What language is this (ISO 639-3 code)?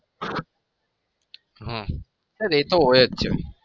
guj